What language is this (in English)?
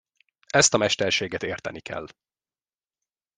Hungarian